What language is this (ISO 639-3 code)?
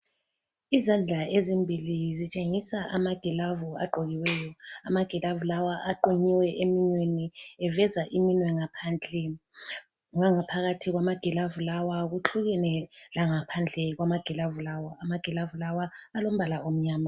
nde